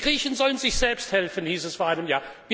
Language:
German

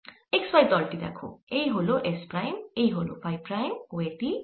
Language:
Bangla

